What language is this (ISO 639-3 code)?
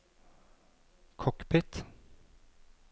nor